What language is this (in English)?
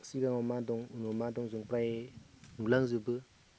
Bodo